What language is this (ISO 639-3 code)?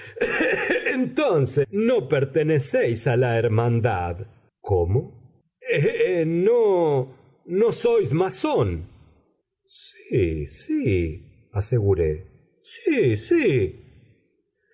spa